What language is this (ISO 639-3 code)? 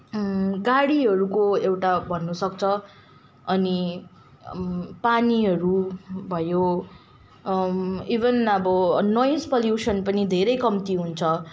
nep